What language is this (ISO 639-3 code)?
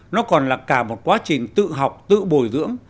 vie